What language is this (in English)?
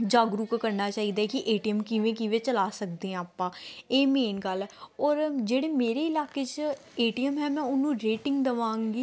Punjabi